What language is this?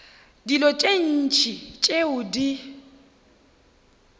Northern Sotho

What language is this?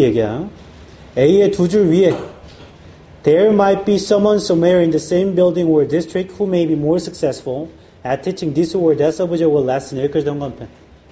Korean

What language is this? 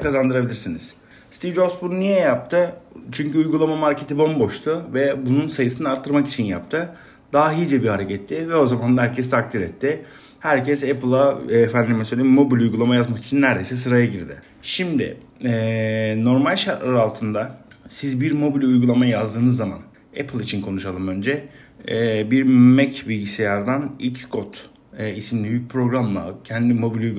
Turkish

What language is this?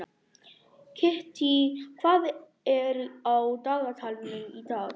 Icelandic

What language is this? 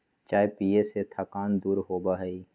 Magahi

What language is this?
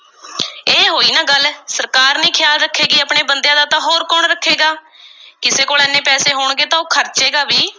Punjabi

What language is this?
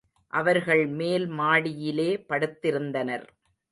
Tamil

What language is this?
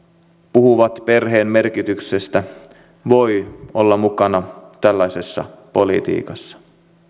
Finnish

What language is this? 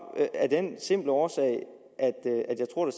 Danish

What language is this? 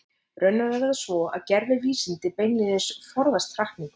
Icelandic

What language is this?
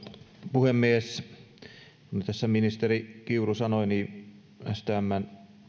Finnish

